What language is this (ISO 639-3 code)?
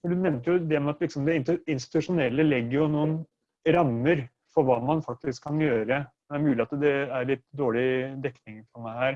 nor